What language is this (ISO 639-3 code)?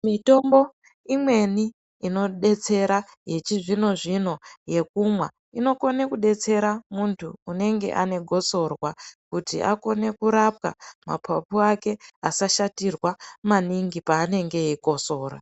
ndc